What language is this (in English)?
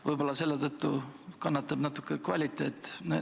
Estonian